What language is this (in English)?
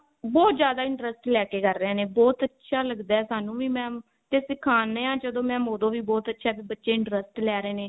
Punjabi